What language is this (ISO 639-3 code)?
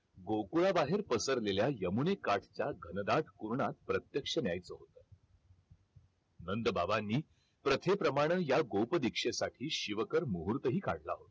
mar